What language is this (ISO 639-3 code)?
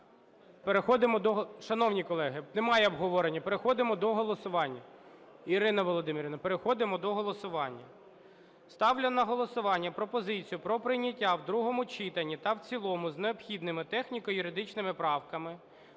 ukr